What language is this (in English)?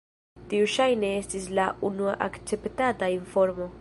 Esperanto